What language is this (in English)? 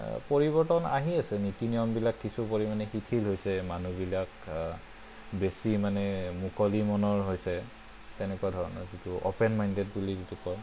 Assamese